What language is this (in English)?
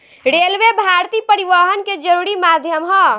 Bhojpuri